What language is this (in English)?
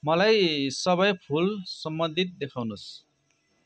Nepali